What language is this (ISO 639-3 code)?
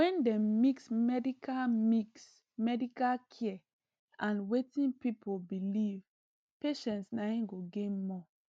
pcm